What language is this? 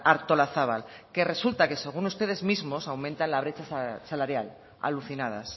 Spanish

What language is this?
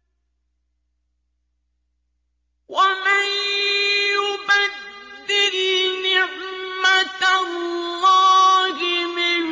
Arabic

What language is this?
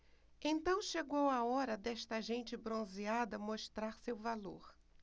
Portuguese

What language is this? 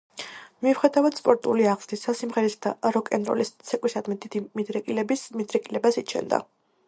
Georgian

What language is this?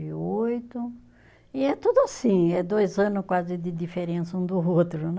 Portuguese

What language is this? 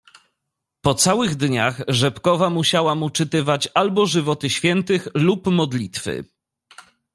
Polish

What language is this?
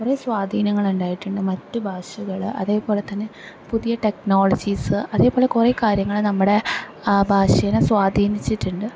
Malayalam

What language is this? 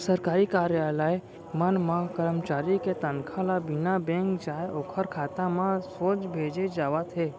Chhattisgarhi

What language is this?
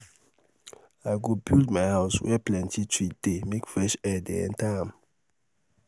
Nigerian Pidgin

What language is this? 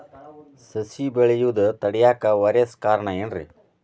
Kannada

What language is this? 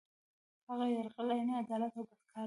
Pashto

